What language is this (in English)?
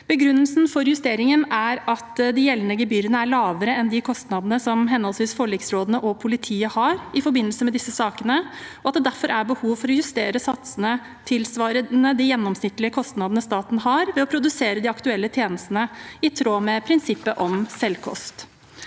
Norwegian